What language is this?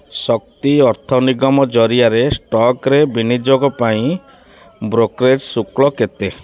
Odia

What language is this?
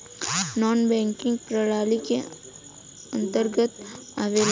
Bhojpuri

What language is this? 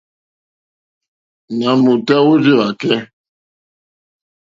Mokpwe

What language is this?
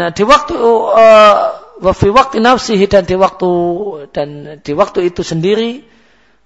Malay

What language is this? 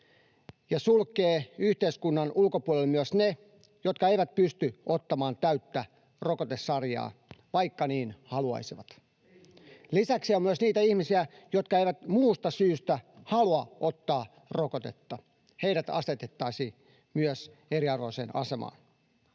Finnish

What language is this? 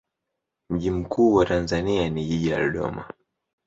Swahili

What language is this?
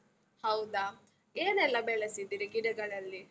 Kannada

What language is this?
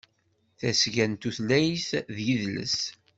Kabyle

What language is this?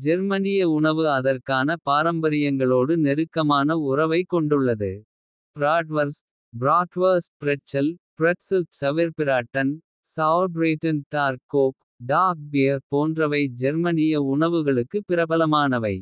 Kota (India)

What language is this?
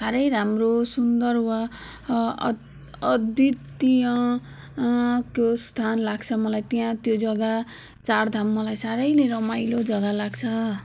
Nepali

